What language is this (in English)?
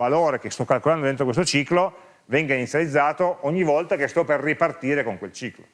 Italian